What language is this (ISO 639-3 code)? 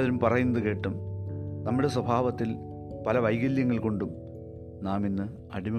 mal